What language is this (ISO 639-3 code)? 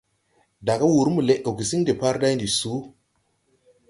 tui